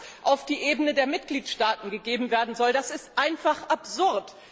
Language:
German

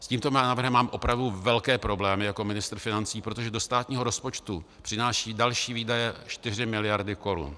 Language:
Czech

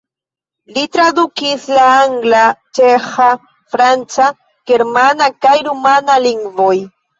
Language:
Esperanto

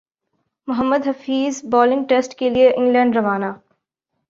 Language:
Urdu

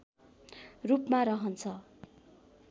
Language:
Nepali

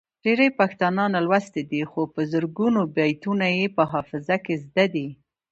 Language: Pashto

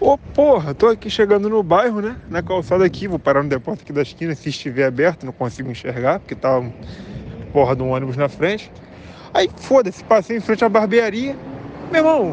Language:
Portuguese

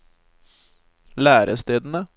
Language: Norwegian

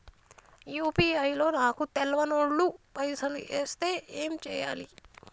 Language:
Telugu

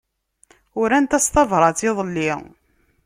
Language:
Kabyle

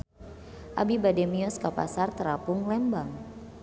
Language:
Sundanese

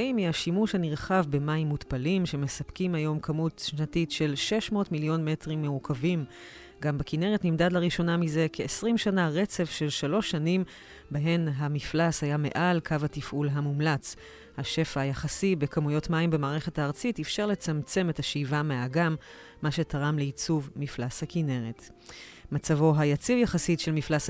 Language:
Hebrew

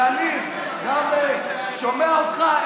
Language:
Hebrew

